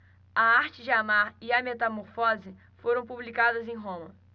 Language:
Portuguese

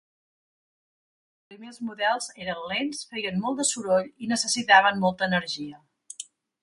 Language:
Catalan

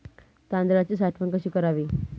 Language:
Marathi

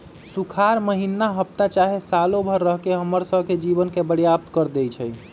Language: Magahi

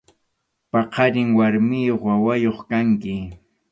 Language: Arequipa-La Unión Quechua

